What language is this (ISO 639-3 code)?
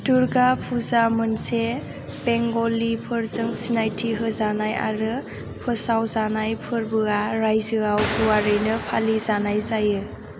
brx